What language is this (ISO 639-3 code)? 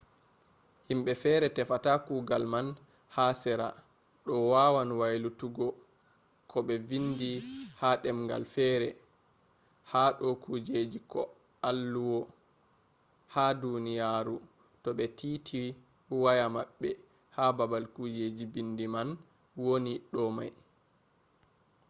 ful